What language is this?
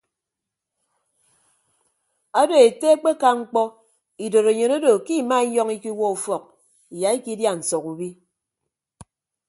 Ibibio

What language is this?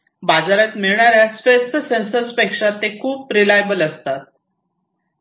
Marathi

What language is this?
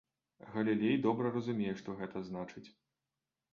Belarusian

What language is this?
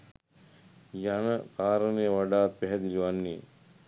Sinhala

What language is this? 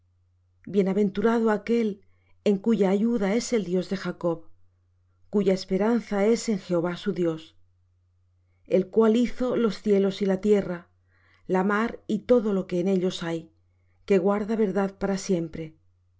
Spanish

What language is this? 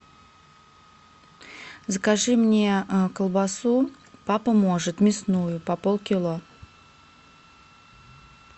Russian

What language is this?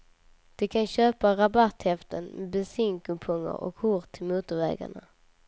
Swedish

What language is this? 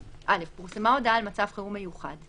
Hebrew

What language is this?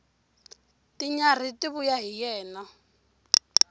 Tsonga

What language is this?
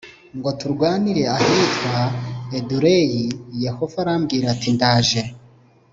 Kinyarwanda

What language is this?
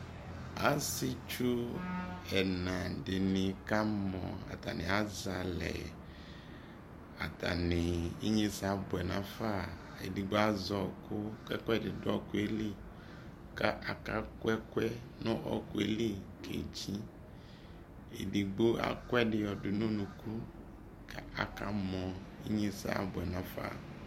Ikposo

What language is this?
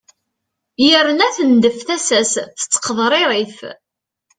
Kabyle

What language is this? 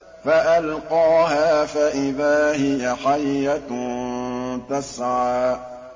Arabic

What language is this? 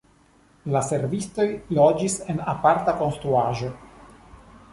Esperanto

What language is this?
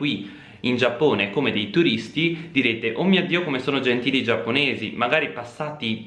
Italian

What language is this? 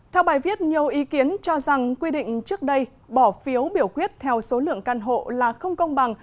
Vietnamese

